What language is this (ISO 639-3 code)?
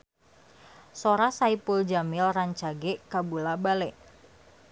sun